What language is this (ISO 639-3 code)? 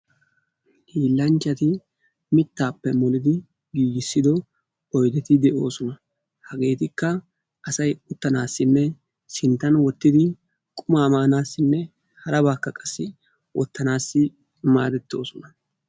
wal